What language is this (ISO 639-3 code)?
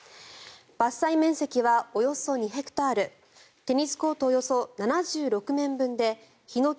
jpn